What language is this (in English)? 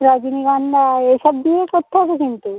Bangla